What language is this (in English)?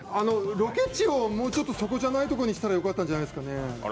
Japanese